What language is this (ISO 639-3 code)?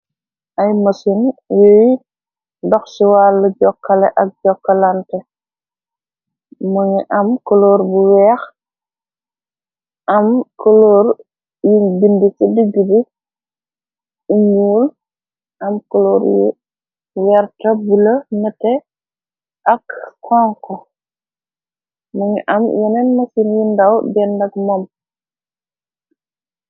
wol